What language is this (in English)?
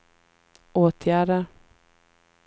Swedish